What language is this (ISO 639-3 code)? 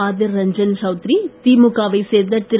tam